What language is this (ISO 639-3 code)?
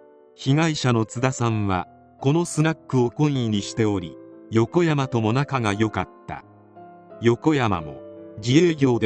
jpn